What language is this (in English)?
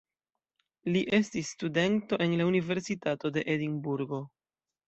Esperanto